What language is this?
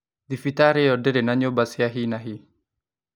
Kikuyu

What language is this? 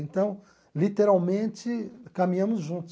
Portuguese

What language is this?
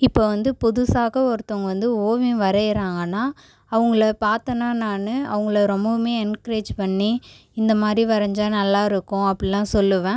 Tamil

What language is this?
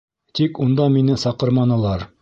Bashkir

